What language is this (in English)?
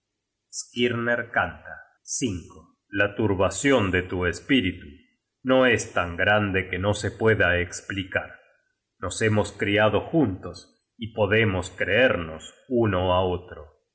Spanish